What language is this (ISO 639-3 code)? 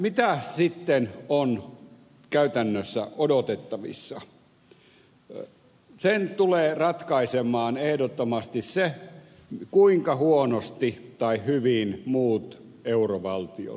fin